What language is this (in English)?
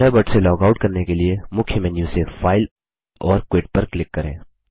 Hindi